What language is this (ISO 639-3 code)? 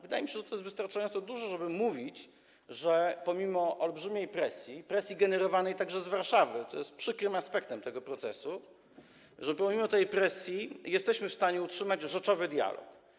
pol